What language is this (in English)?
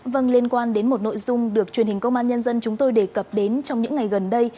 Vietnamese